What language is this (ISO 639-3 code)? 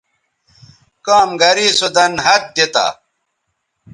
btv